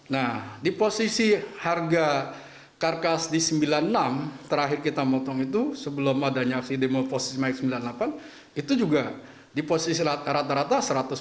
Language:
Indonesian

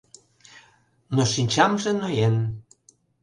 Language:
Mari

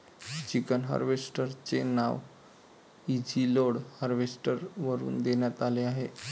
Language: Marathi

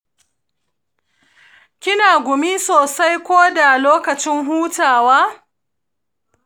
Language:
Hausa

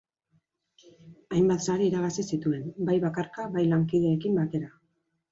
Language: Basque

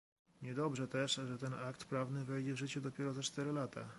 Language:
Polish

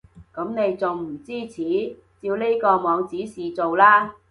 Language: Cantonese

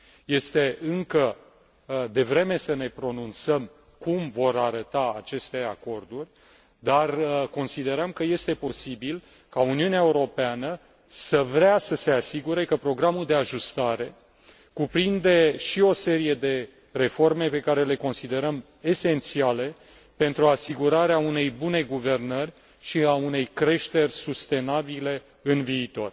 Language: Romanian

